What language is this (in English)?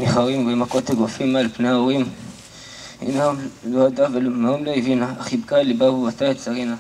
Hebrew